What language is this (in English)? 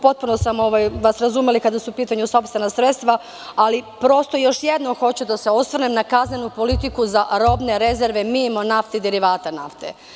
Serbian